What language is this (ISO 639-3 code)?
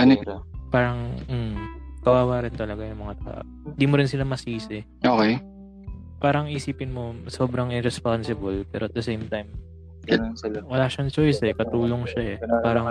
fil